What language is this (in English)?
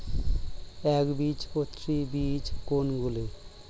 Bangla